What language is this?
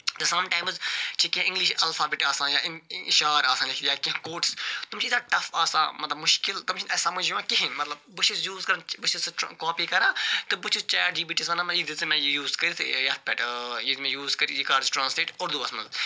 Kashmiri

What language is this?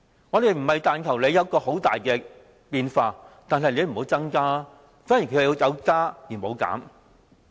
Cantonese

